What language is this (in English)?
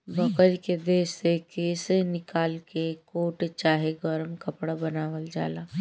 Bhojpuri